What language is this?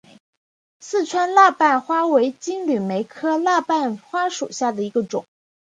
Chinese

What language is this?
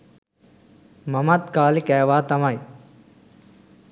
Sinhala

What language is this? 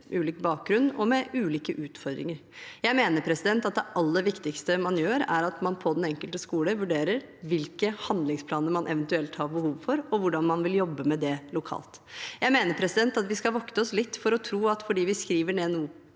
Norwegian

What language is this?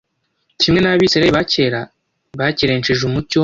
Kinyarwanda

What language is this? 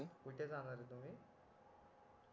Marathi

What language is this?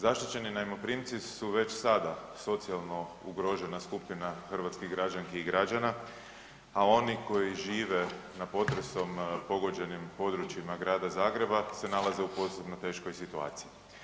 Croatian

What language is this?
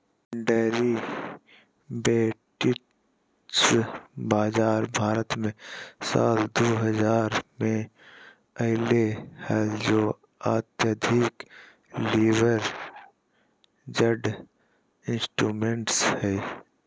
Magahi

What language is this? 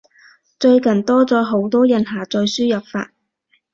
Cantonese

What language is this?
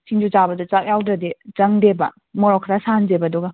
Manipuri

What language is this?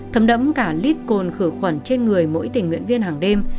Vietnamese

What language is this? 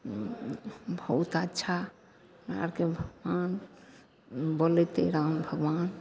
Maithili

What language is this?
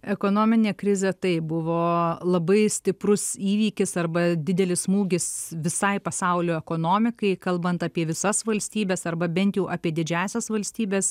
Lithuanian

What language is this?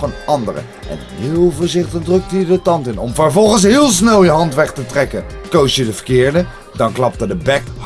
Dutch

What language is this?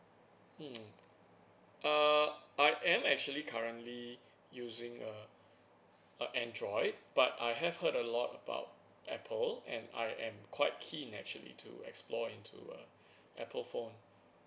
English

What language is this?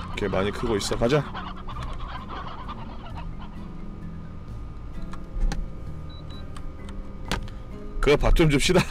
Korean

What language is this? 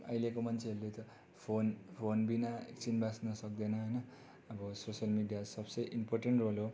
Nepali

